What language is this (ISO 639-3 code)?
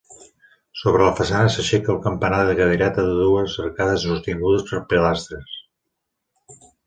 cat